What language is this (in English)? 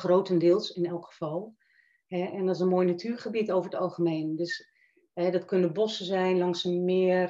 Dutch